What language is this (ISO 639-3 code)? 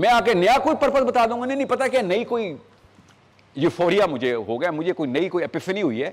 urd